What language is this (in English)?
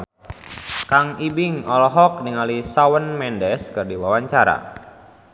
Sundanese